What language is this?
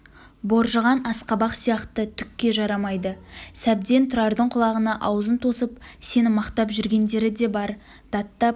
Kazakh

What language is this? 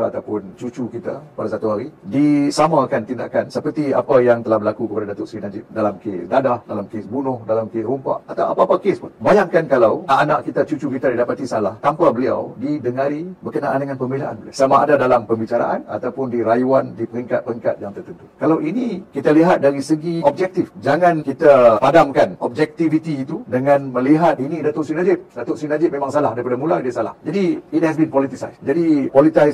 Malay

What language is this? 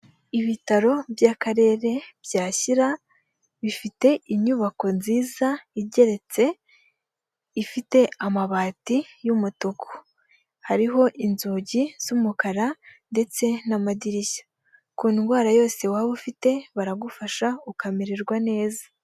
Kinyarwanda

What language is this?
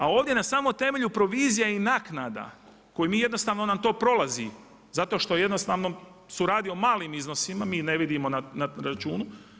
Croatian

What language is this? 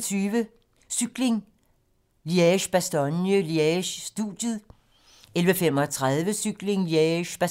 Danish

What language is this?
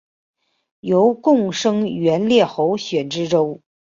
Chinese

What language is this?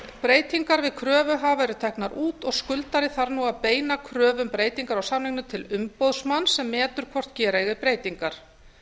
Icelandic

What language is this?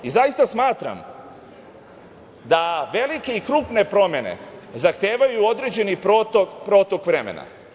Serbian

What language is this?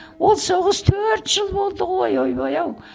Kazakh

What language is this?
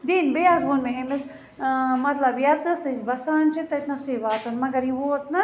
Kashmiri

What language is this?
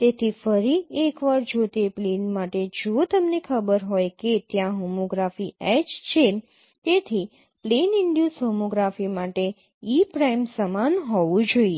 Gujarati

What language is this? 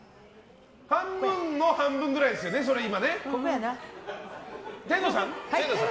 Japanese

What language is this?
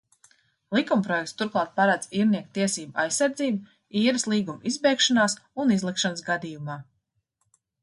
Latvian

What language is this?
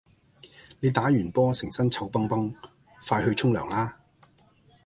Cantonese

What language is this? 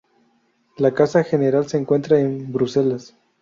Spanish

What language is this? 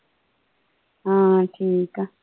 Punjabi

